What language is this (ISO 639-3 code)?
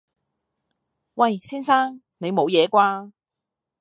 yue